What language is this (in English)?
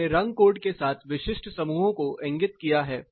Hindi